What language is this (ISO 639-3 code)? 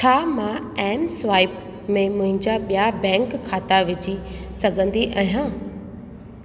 snd